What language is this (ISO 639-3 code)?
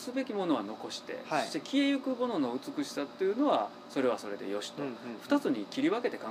jpn